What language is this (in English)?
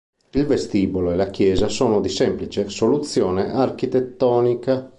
Italian